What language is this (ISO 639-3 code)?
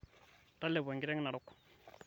mas